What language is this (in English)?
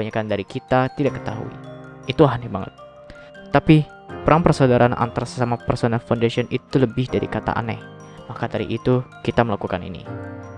Indonesian